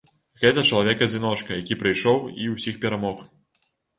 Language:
Belarusian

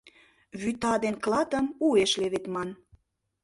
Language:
Mari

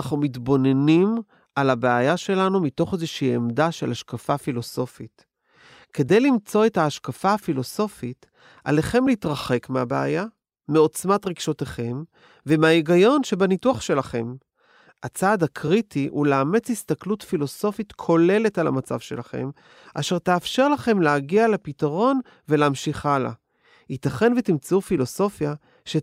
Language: Hebrew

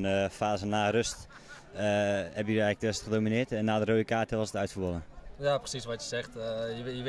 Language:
Dutch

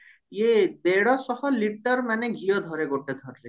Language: Odia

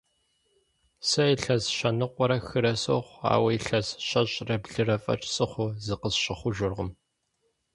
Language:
Kabardian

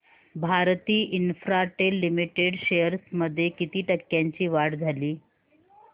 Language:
Marathi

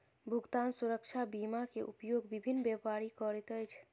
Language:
Maithili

